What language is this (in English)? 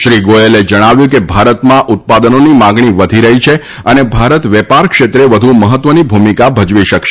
Gujarati